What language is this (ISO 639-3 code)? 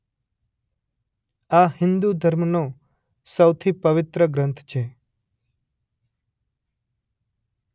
guj